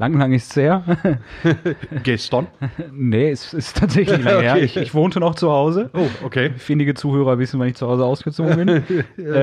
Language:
German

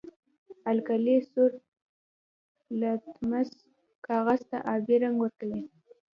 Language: Pashto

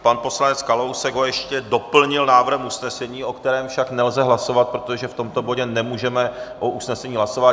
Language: Czech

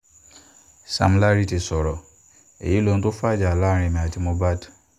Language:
Yoruba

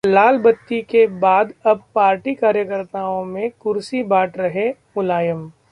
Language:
Hindi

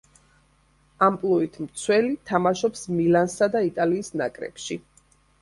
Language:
Georgian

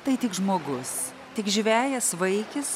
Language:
Lithuanian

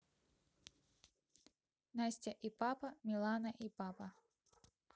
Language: Russian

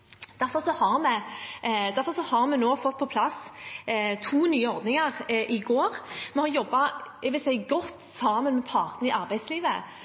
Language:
Norwegian Bokmål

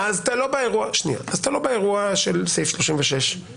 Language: Hebrew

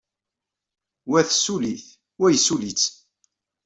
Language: Kabyle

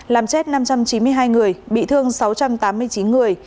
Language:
Vietnamese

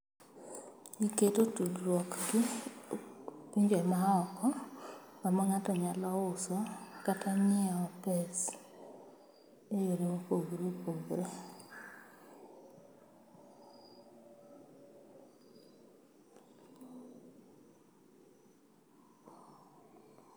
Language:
Luo (Kenya and Tanzania)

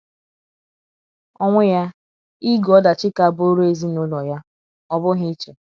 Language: Igbo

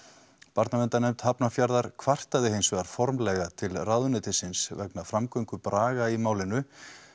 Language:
Icelandic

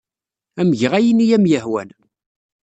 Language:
Kabyle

